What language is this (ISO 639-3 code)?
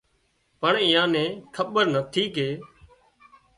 kxp